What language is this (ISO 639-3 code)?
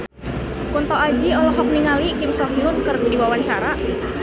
sun